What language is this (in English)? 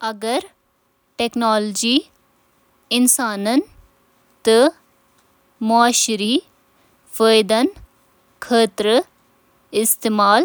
Kashmiri